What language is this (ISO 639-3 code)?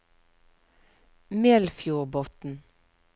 nor